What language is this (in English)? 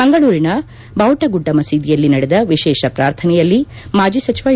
Kannada